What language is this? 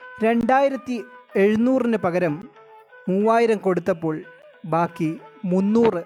Malayalam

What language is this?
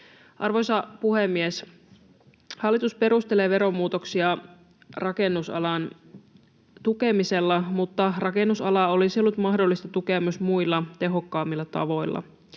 Finnish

